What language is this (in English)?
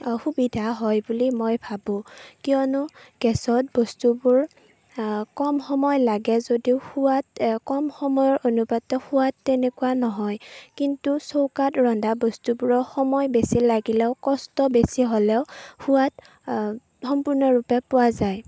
Assamese